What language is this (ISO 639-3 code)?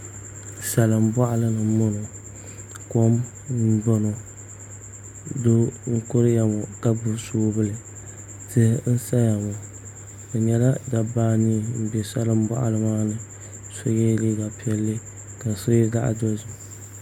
dag